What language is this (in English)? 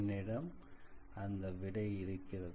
Tamil